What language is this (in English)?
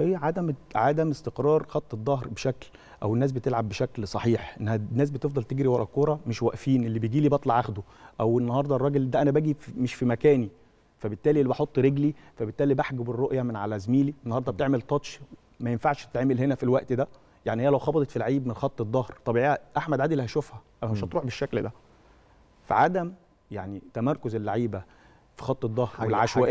Arabic